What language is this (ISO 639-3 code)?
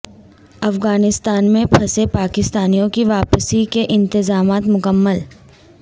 urd